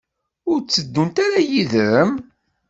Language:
Kabyle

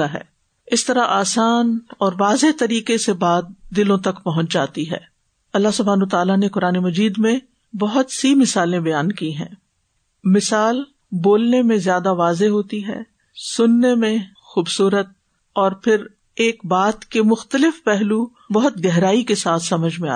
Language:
Urdu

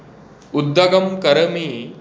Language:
Sanskrit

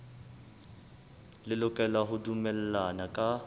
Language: Southern Sotho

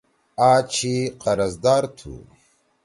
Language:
Torwali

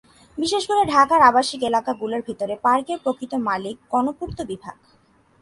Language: Bangla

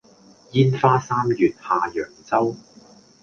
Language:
Cantonese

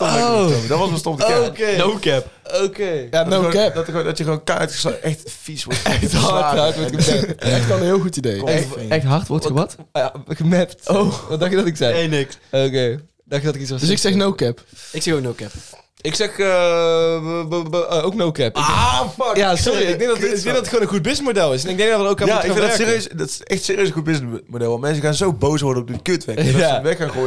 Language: Dutch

